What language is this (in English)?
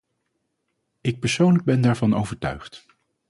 Dutch